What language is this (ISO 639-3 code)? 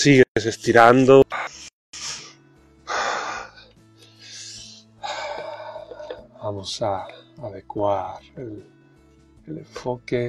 spa